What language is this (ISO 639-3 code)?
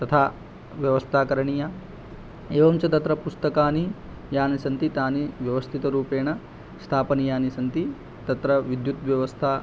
san